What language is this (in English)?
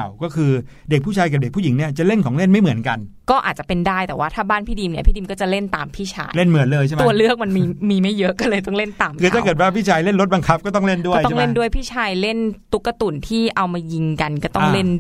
Thai